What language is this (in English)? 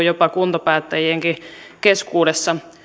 Finnish